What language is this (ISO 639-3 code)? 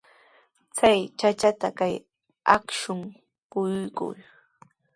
qws